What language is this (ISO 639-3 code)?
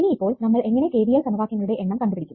mal